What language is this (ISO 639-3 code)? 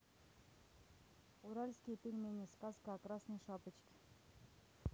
rus